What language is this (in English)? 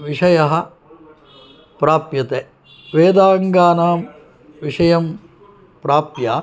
Sanskrit